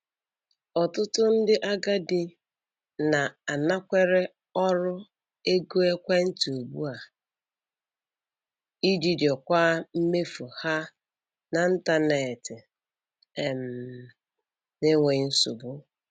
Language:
Igbo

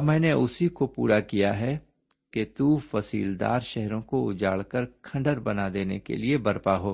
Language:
Urdu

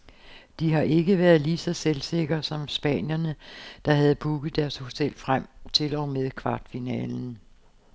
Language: Danish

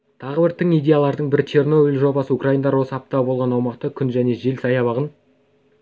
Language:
Kazakh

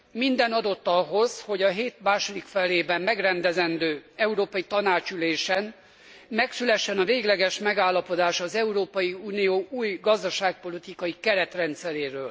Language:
Hungarian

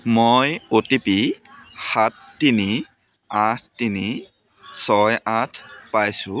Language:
Assamese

